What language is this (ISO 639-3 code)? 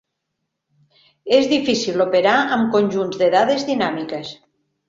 cat